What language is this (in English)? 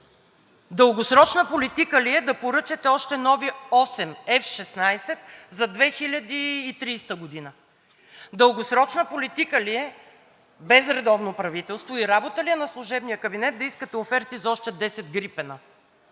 Bulgarian